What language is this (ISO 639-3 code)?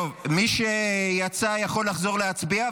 heb